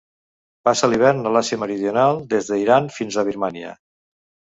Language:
Catalan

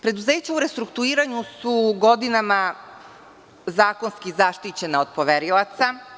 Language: Serbian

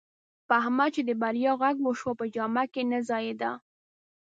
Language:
Pashto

